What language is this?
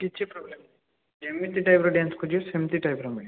Odia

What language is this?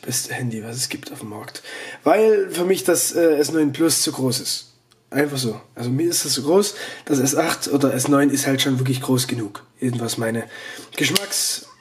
German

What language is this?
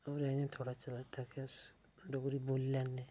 Dogri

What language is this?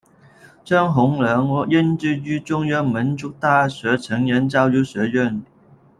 Chinese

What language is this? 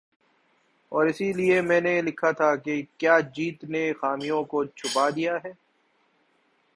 Urdu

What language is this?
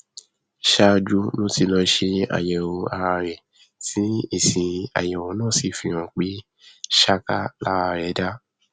Yoruba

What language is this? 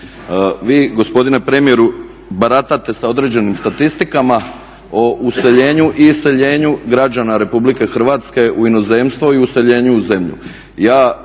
Croatian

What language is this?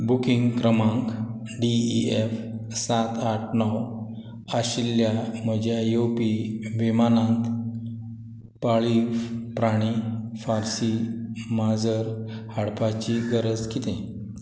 Konkani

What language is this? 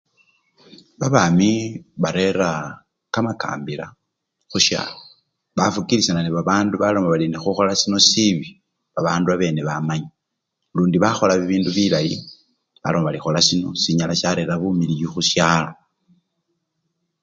Luyia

